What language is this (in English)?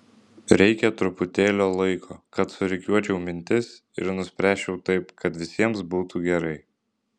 Lithuanian